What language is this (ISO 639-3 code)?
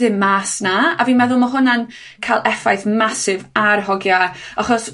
cym